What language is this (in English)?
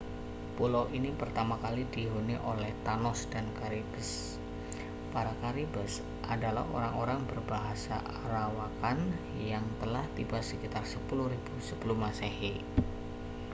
Indonesian